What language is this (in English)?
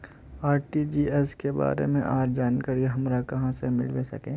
Magahi